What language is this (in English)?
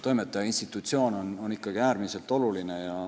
Estonian